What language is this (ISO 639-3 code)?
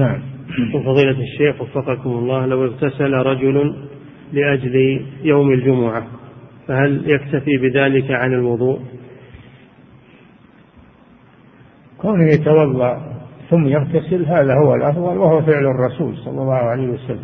ara